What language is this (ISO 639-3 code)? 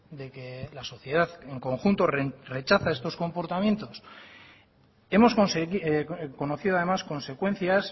spa